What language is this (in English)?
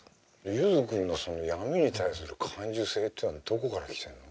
Japanese